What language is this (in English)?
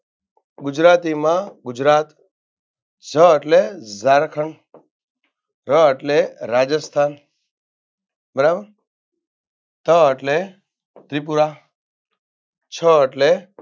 Gujarati